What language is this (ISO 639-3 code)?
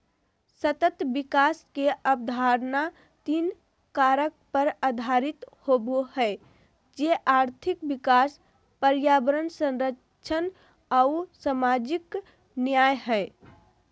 mag